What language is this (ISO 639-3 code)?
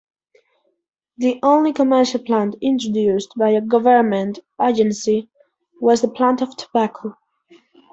eng